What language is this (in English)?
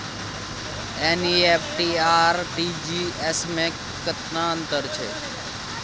Maithili